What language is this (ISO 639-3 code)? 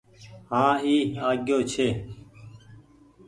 gig